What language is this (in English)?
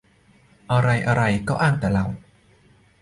Thai